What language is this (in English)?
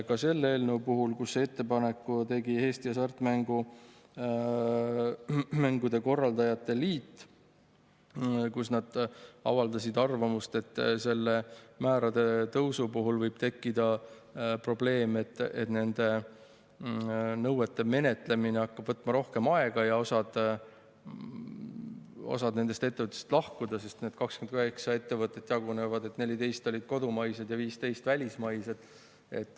Estonian